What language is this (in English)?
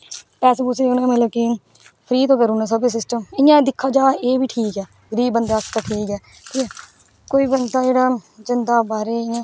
Dogri